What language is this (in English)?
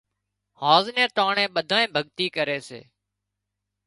Wadiyara Koli